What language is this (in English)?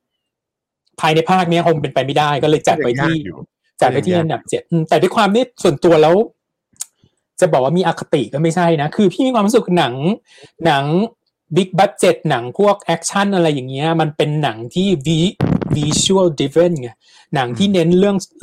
Thai